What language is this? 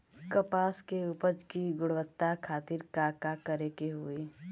Bhojpuri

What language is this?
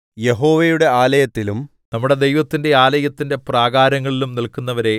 Malayalam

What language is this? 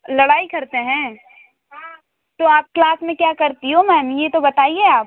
Hindi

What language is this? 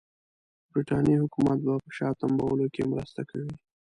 Pashto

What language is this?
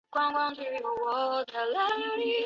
Chinese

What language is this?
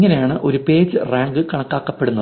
Malayalam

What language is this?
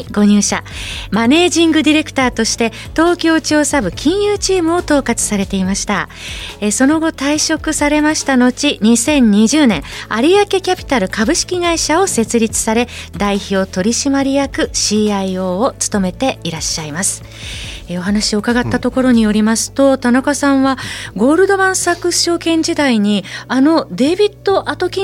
Japanese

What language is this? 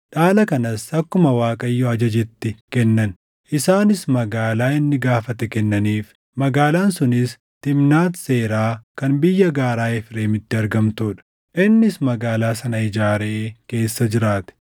Oromo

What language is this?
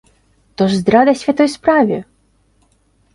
Belarusian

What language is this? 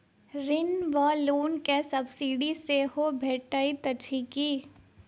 Maithili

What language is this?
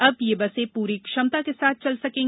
Hindi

